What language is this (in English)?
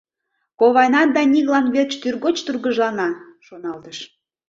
Mari